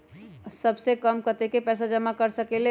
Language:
Magahi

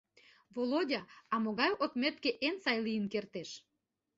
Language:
Mari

